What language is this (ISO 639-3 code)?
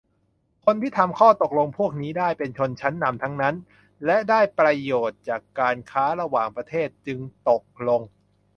tha